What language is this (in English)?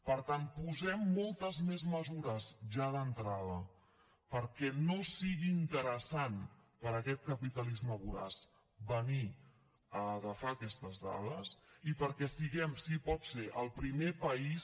Catalan